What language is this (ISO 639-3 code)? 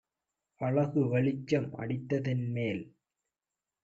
tam